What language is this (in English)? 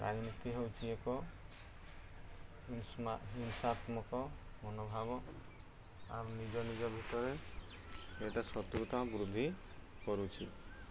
Odia